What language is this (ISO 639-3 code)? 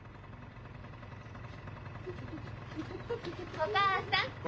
jpn